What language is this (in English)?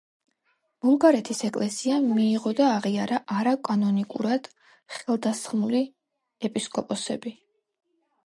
Georgian